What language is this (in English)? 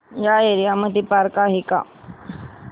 Marathi